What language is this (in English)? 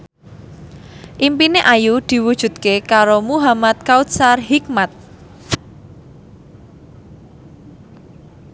Javanese